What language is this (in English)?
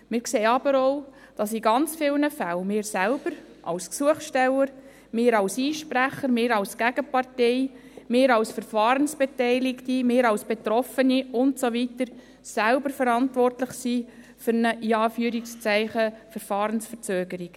Swiss German